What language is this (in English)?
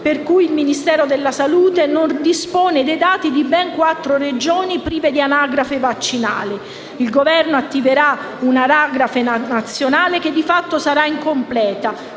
Italian